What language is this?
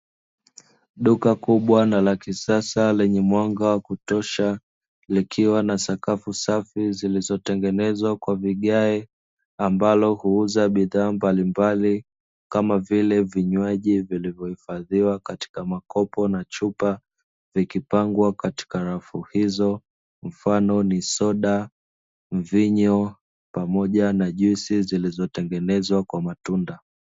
Swahili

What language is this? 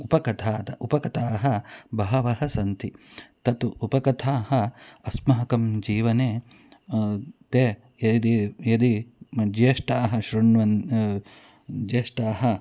Sanskrit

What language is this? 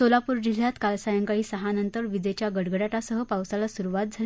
Marathi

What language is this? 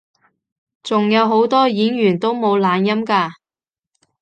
Cantonese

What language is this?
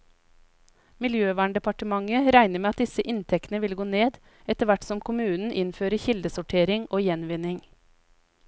Norwegian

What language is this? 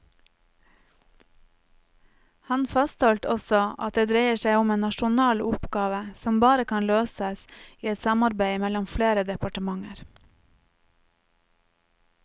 Norwegian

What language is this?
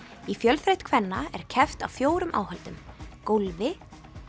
Icelandic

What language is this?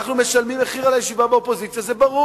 Hebrew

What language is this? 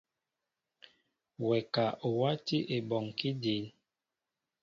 Mbo (Cameroon)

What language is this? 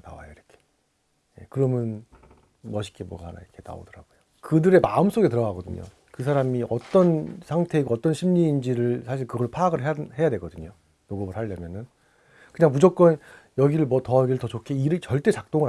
Korean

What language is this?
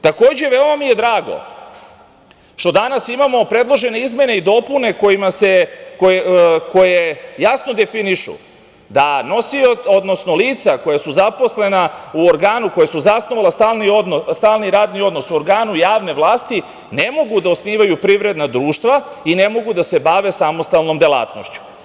Serbian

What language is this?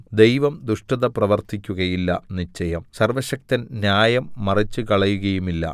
Malayalam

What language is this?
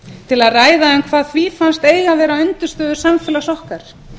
Icelandic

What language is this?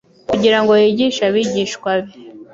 Kinyarwanda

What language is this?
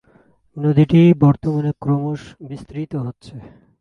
Bangla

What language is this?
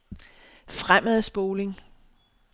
Danish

